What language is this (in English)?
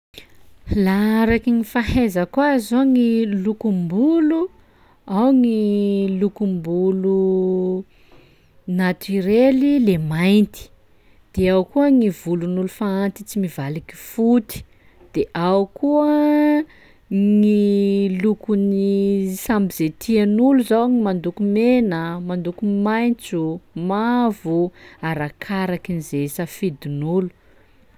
Sakalava Malagasy